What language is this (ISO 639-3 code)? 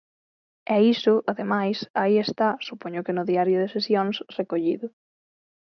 glg